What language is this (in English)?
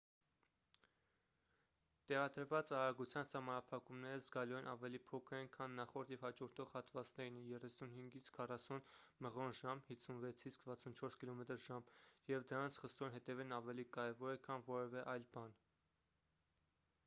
Armenian